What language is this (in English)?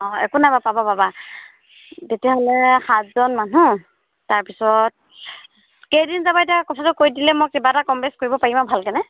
Assamese